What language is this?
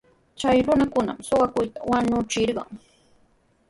Sihuas Ancash Quechua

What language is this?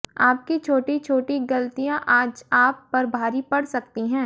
Hindi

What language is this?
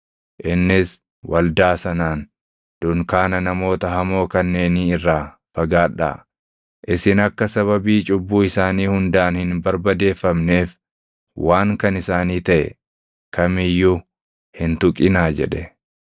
Oromo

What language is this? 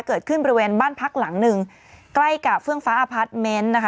Thai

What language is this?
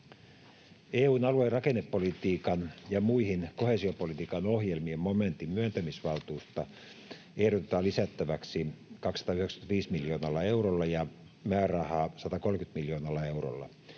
Finnish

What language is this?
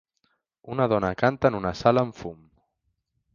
Catalan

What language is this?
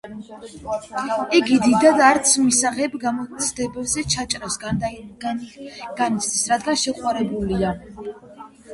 Georgian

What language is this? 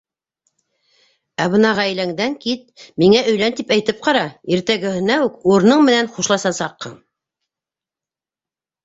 Bashkir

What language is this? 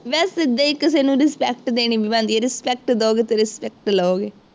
Punjabi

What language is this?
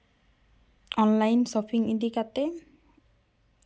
Santali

